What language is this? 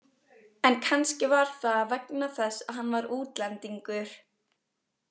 Icelandic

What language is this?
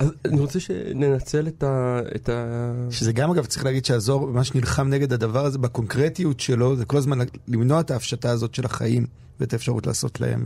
Hebrew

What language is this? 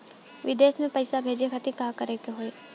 Bhojpuri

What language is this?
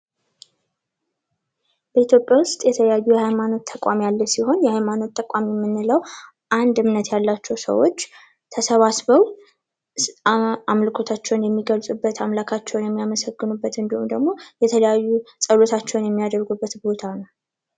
Amharic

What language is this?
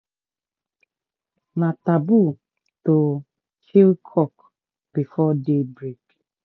Nigerian Pidgin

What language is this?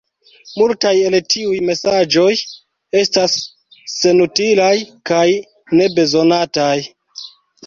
Esperanto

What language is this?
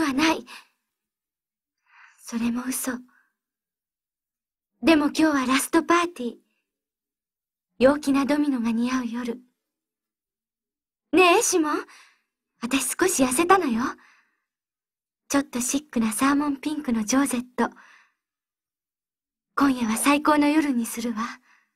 Japanese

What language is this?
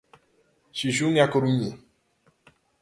Galician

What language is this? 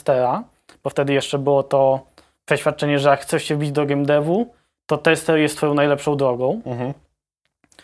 Polish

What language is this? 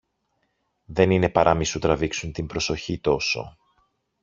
Greek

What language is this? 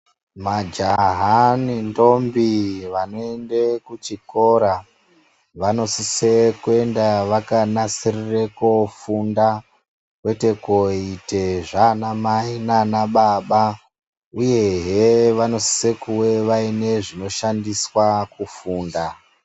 Ndau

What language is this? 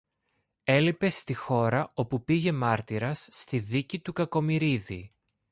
Greek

